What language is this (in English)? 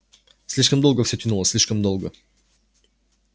Russian